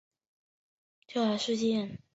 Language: Chinese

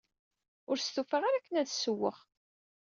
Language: Kabyle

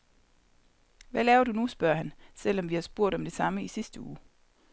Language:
Danish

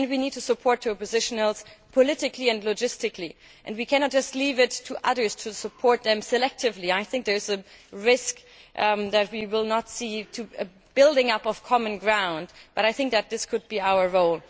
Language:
English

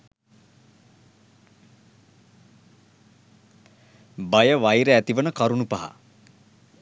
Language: Sinhala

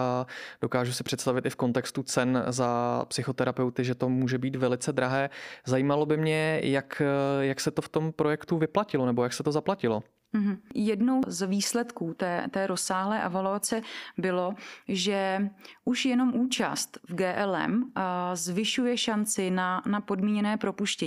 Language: Czech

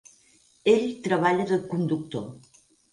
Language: Catalan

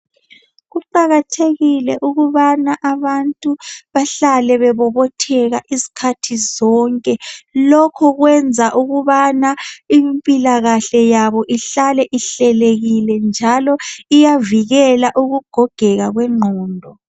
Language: North Ndebele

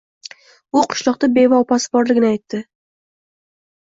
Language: Uzbek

